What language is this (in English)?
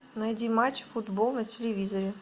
Russian